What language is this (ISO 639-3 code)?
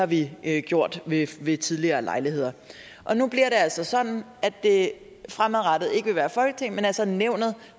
dan